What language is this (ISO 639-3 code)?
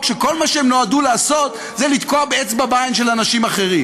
heb